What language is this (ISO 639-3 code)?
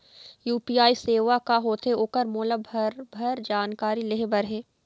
hne